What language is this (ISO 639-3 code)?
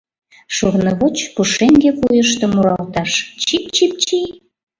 chm